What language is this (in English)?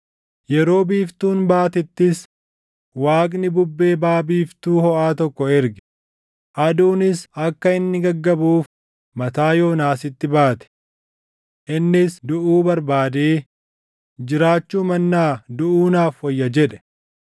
Oromo